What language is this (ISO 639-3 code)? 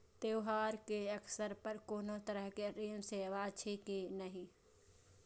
mai